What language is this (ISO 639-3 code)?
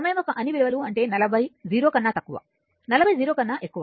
tel